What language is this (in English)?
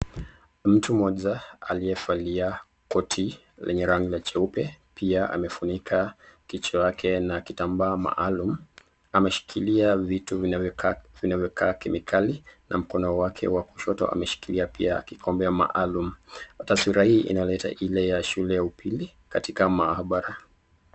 Swahili